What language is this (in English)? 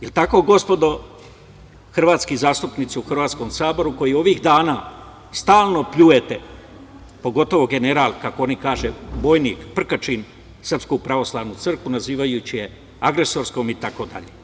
Serbian